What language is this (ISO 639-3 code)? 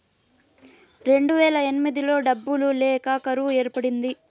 tel